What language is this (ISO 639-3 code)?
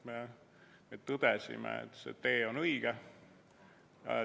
est